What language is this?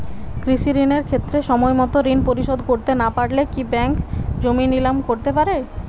Bangla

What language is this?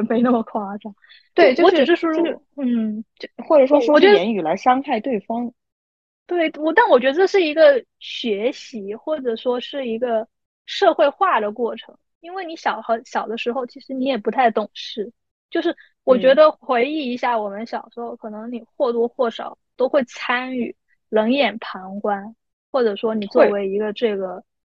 Chinese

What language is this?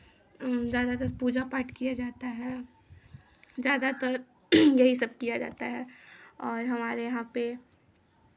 Hindi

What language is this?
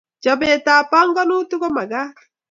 Kalenjin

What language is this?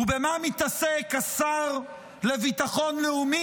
Hebrew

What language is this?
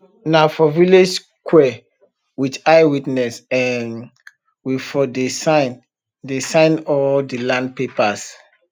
Nigerian Pidgin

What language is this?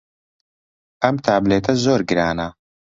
Central Kurdish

